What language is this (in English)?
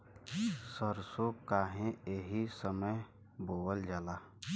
Bhojpuri